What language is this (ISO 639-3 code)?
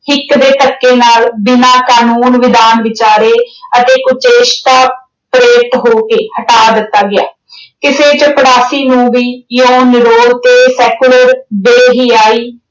pan